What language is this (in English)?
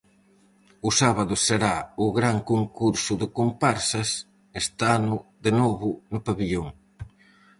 Galician